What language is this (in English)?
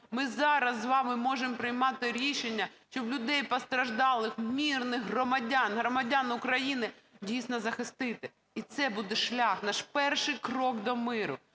Ukrainian